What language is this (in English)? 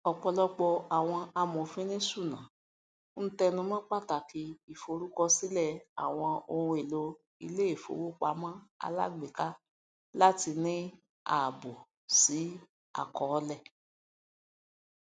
Yoruba